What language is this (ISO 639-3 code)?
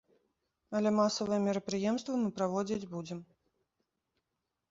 bel